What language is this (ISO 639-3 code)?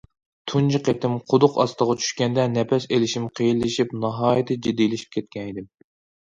uig